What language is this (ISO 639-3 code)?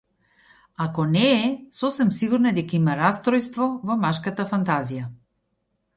mkd